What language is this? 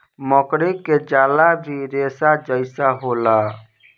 Bhojpuri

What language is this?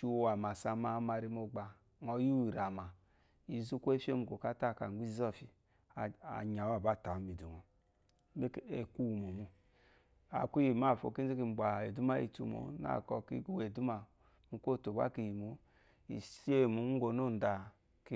Eloyi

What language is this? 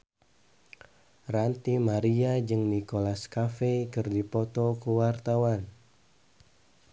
Sundanese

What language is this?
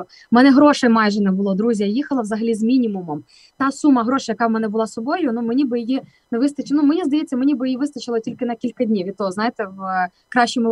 Ukrainian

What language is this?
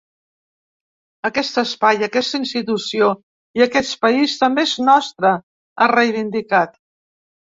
Catalan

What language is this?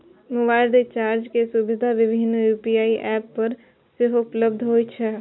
Maithili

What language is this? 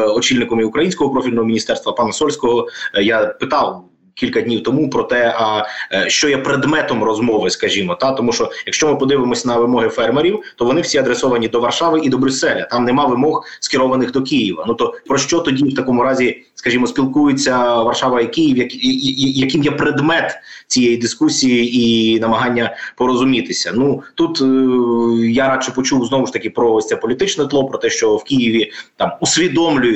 Ukrainian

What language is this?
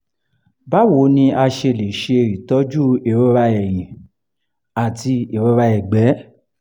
Yoruba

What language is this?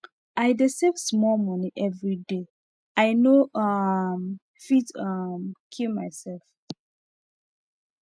Nigerian Pidgin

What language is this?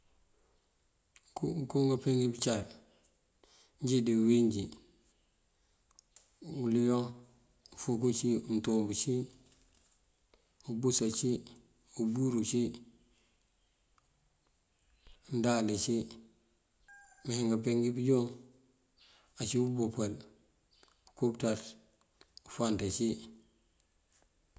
Mandjak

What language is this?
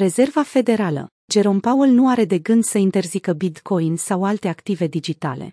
Romanian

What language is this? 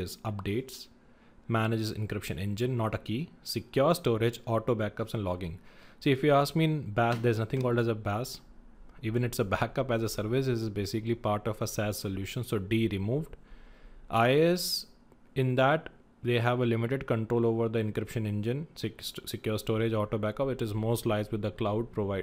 English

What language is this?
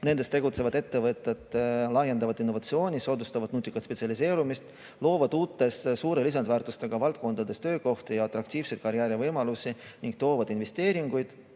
Estonian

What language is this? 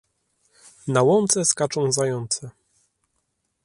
Polish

